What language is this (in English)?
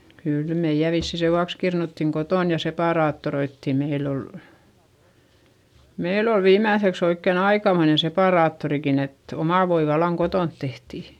Finnish